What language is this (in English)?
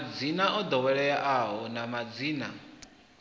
Venda